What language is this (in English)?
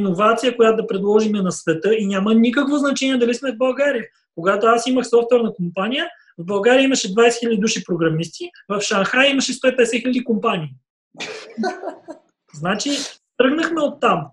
Bulgarian